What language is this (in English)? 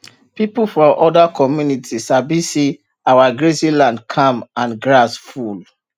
Nigerian Pidgin